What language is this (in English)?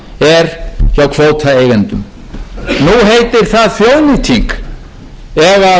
Icelandic